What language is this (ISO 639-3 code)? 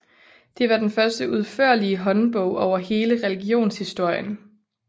dan